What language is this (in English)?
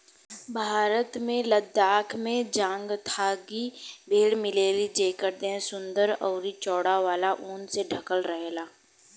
Bhojpuri